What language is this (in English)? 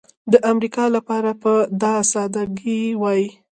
Pashto